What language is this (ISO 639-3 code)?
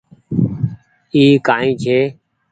gig